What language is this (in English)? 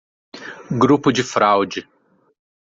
Portuguese